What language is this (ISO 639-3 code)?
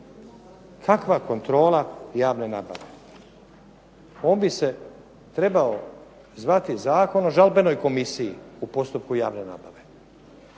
hrv